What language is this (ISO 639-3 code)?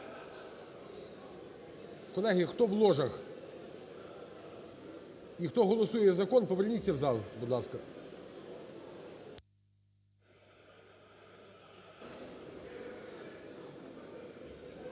ukr